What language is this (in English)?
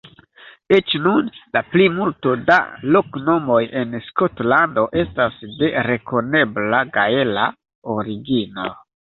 Esperanto